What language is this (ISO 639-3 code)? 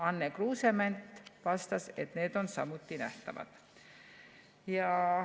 est